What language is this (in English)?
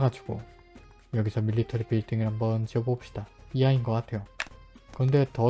Korean